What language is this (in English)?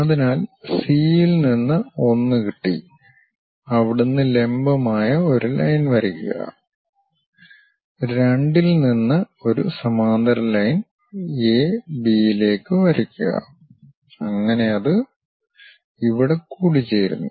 Malayalam